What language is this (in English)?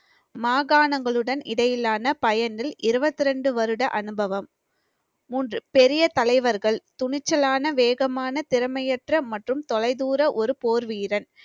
Tamil